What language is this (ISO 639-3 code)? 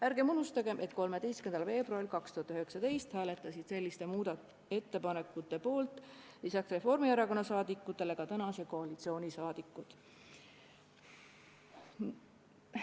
est